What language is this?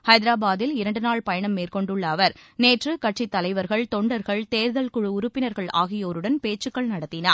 Tamil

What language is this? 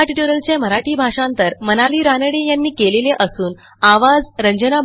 Marathi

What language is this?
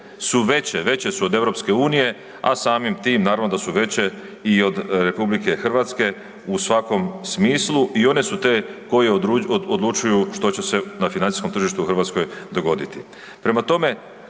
Croatian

